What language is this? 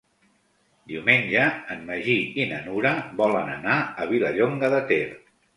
Catalan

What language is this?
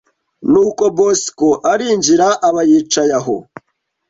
Kinyarwanda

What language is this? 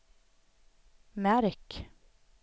Swedish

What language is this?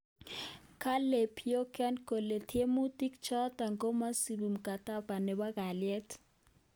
Kalenjin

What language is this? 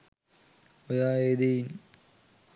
Sinhala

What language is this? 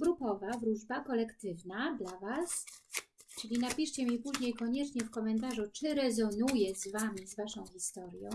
Polish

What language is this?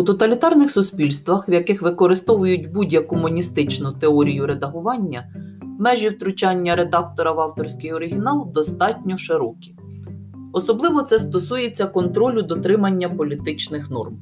Ukrainian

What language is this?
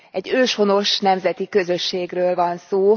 Hungarian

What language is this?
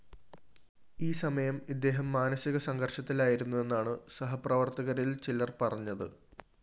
Malayalam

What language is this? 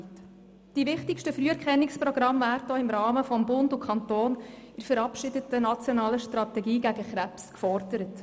Swiss German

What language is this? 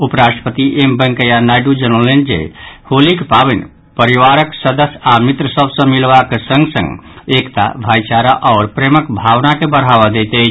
Maithili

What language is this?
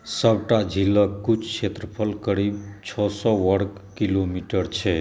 Maithili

